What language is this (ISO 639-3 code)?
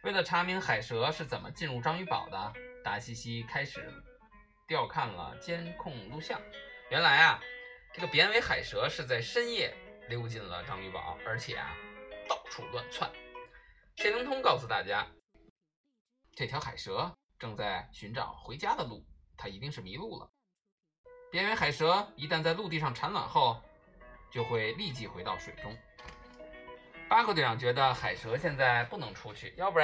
zho